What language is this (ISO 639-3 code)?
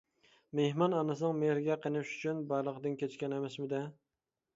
uig